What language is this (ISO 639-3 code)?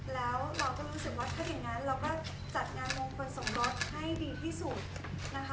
tha